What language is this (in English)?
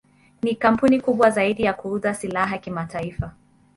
Swahili